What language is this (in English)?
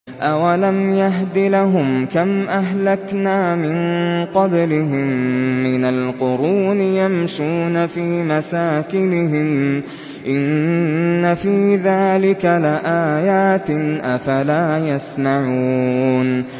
Arabic